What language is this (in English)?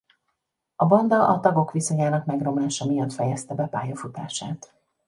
Hungarian